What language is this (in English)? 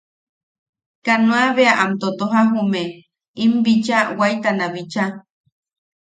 Yaqui